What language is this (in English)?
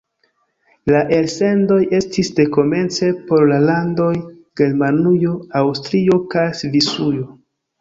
Esperanto